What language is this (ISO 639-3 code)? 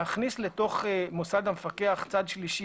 heb